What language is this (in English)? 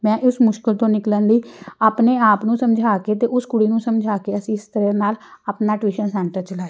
Punjabi